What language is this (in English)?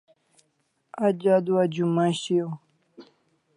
Kalasha